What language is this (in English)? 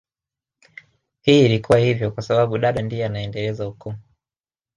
Swahili